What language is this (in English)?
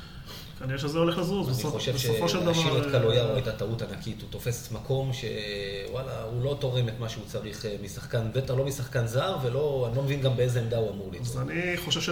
Hebrew